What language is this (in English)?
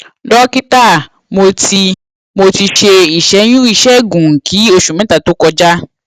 Yoruba